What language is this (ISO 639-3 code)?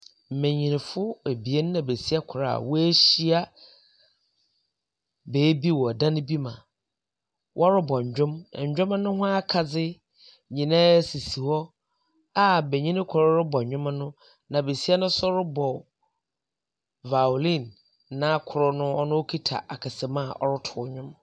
aka